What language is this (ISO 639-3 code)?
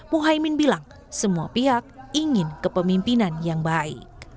ind